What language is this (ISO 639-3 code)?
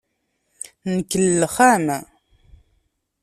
kab